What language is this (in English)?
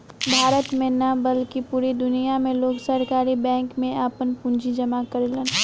Bhojpuri